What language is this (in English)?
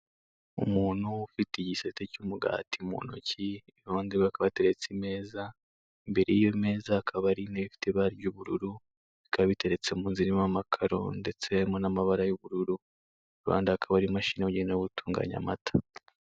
Kinyarwanda